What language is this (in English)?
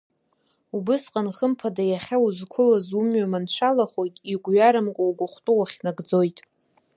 Abkhazian